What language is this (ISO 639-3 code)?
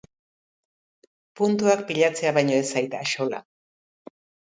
eus